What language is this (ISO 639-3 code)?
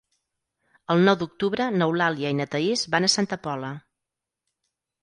cat